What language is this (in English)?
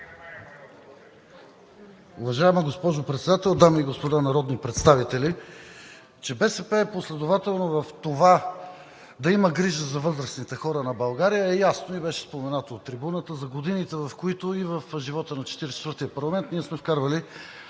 Bulgarian